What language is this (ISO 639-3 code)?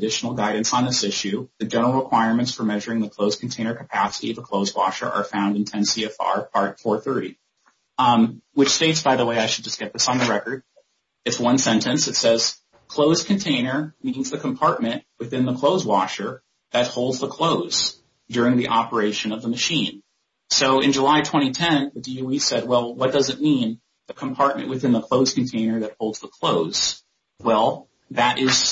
eng